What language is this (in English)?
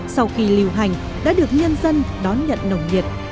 Vietnamese